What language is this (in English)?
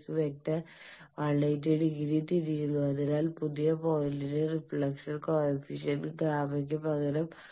Malayalam